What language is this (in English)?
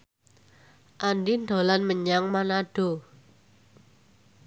Javanese